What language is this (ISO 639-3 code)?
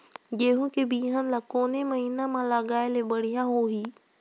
hne